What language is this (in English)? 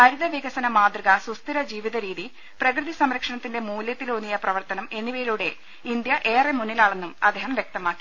Malayalam